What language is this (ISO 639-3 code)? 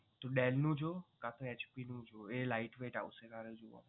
guj